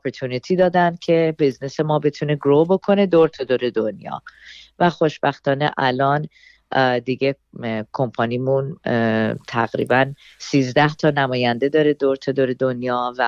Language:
Persian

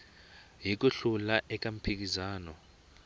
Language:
Tsonga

